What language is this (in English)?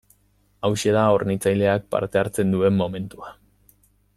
Basque